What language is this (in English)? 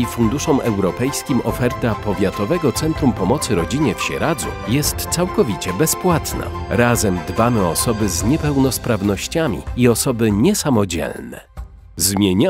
Polish